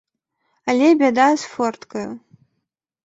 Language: Belarusian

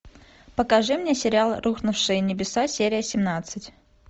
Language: Russian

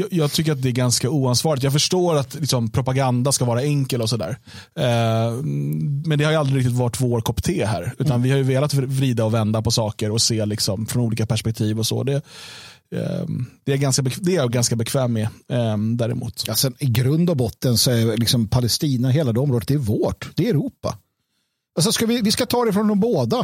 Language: Swedish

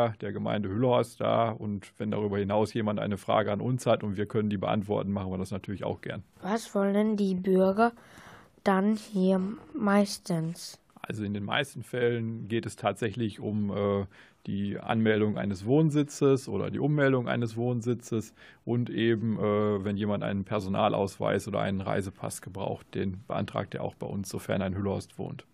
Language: German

